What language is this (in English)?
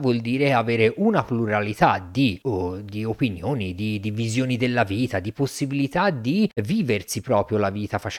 Italian